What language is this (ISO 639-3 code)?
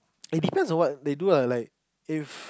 eng